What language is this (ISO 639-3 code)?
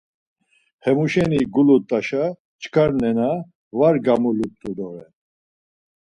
lzz